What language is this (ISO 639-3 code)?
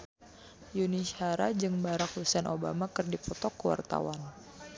sun